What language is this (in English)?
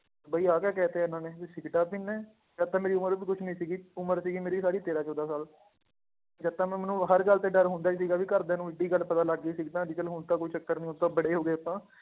Punjabi